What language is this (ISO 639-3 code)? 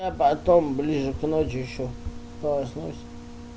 rus